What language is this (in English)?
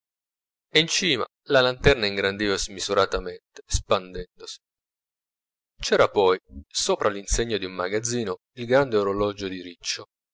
Italian